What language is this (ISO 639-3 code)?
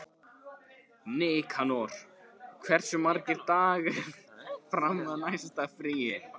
isl